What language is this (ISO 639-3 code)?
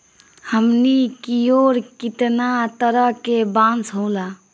bho